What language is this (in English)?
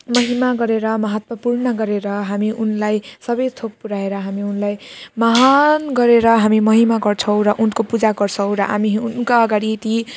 Nepali